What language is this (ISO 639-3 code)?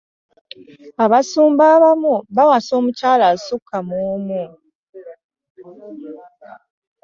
lug